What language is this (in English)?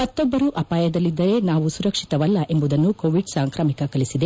Kannada